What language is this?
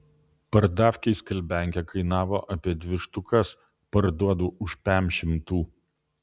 Lithuanian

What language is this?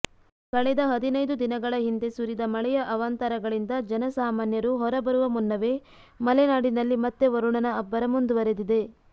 Kannada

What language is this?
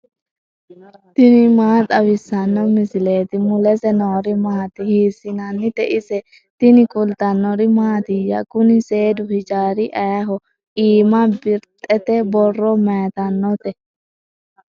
Sidamo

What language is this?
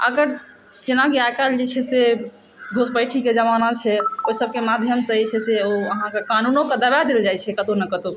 Maithili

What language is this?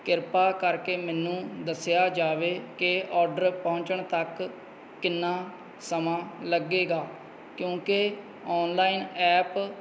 Punjabi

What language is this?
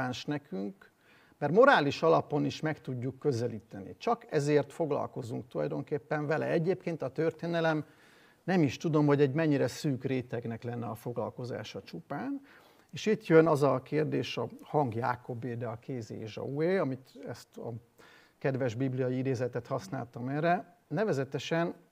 Hungarian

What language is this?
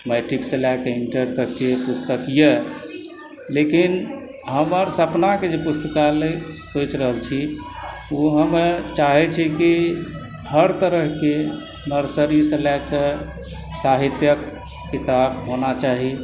Maithili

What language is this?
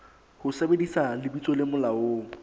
Southern Sotho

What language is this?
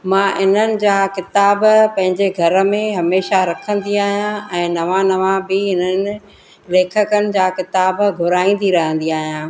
Sindhi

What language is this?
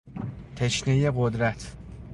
Persian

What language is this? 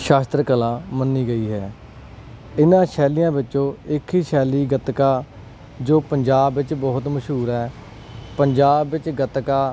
Punjabi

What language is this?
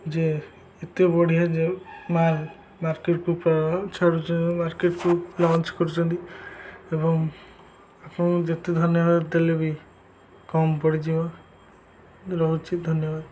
Odia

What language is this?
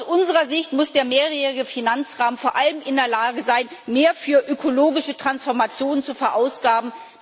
German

